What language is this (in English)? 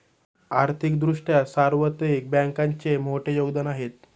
Marathi